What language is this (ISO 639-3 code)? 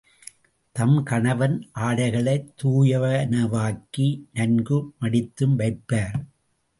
tam